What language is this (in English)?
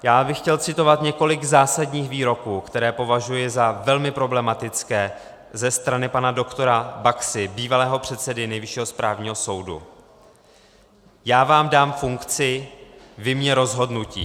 Czech